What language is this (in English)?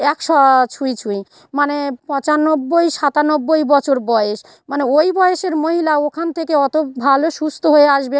Bangla